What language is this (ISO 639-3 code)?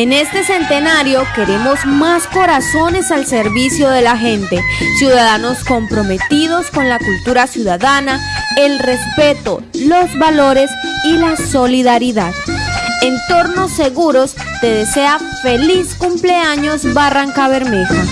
spa